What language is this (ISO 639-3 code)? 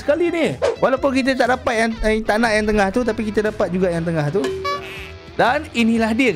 msa